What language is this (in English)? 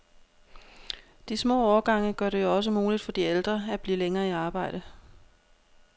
Danish